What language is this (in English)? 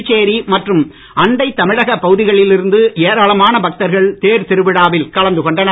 Tamil